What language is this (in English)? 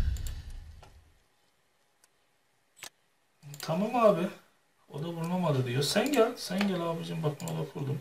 Turkish